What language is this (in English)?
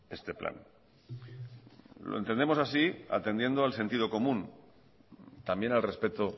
Spanish